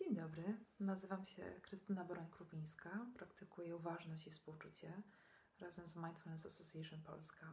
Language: Polish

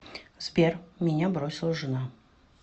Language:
Russian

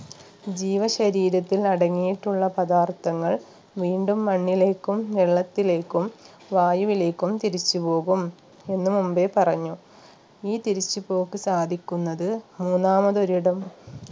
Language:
Malayalam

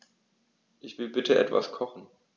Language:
German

